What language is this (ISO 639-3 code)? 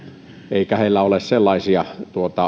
fin